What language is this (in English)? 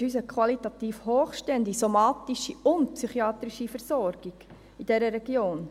Swiss German